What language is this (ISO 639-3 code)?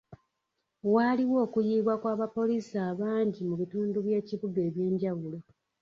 lug